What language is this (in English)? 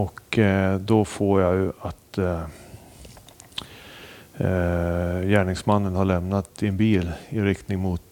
Swedish